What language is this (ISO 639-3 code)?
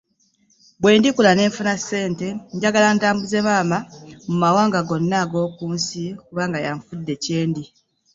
lug